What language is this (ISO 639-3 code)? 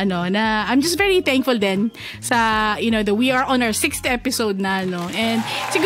fil